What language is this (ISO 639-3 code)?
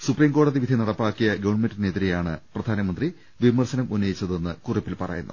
mal